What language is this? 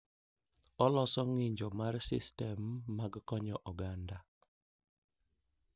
Luo (Kenya and Tanzania)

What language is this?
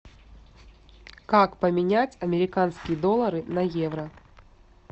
Russian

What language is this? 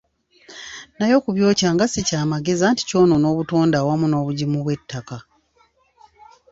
Ganda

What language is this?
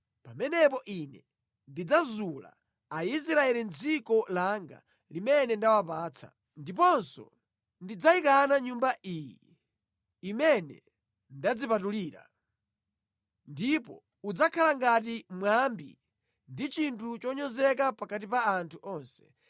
Nyanja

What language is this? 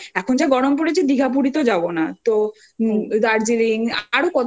Bangla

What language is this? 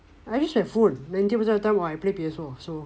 English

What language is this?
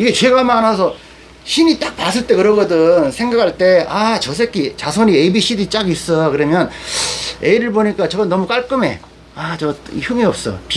Korean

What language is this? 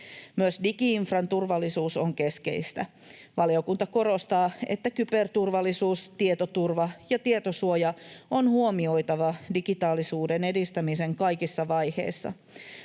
Finnish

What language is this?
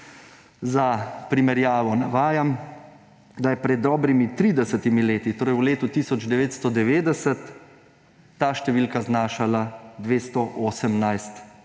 Slovenian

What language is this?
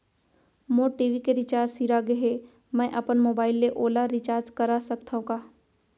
Chhattisgarhi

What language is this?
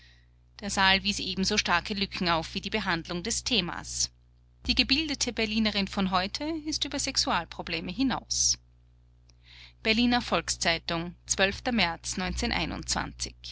German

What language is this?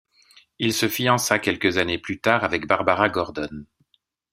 French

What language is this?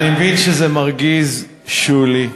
Hebrew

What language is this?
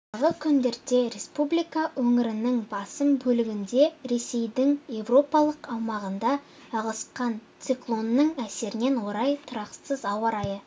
Kazakh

